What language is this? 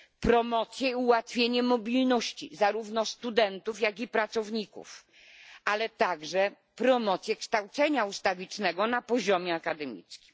Polish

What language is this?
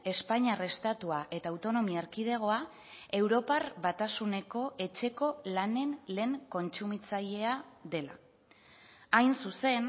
Basque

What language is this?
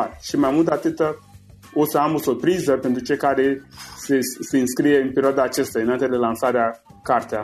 Romanian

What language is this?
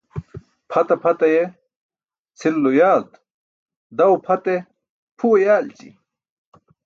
Burushaski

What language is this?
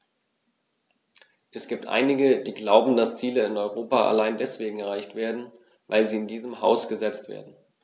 German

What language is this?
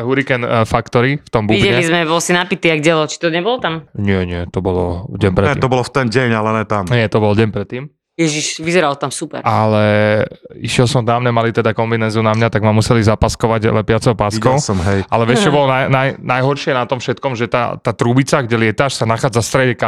Slovak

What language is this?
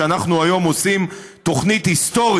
Hebrew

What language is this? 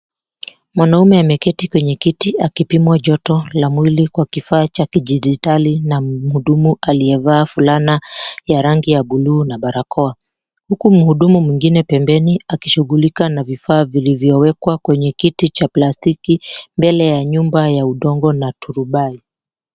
Swahili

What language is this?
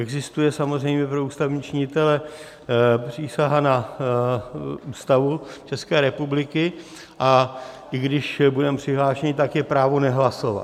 Czech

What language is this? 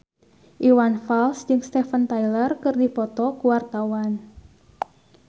Sundanese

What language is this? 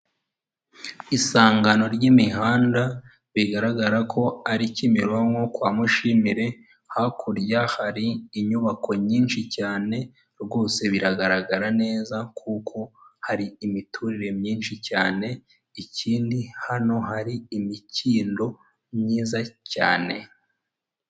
Kinyarwanda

